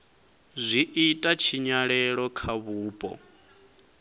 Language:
Venda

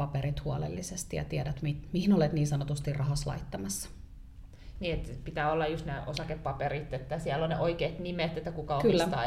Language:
Finnish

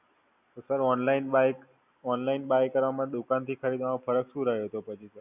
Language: Gujarati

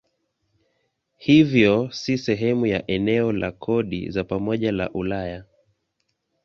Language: Swahili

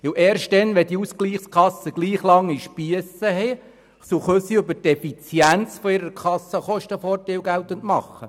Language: Swiss German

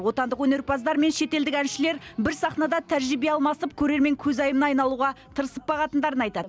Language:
Kazakh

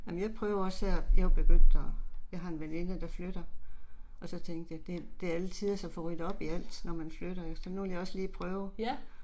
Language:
Danish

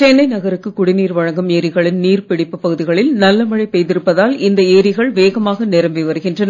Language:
Tamil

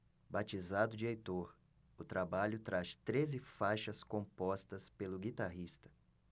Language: Portuguese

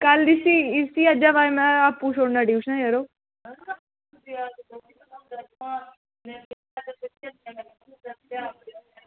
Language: Dogri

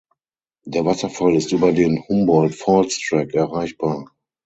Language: German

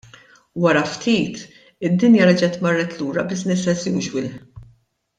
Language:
Maltese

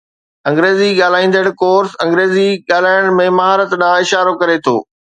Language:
Sindhi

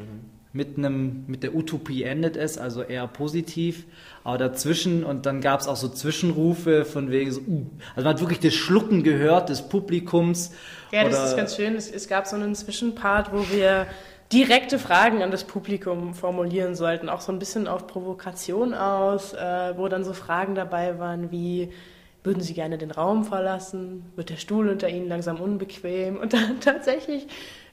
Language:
German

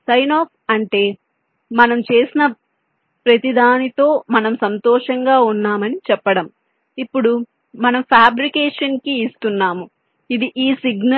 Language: Telugu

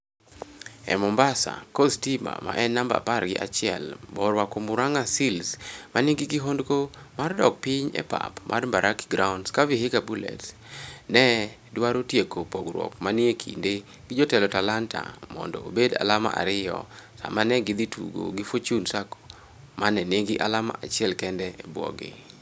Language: Luo (Kenya and Tanzania)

